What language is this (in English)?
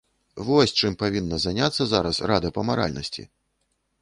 Belarusian